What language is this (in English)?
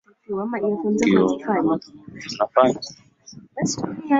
Swahili